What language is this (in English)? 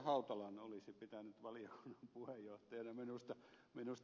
Finnish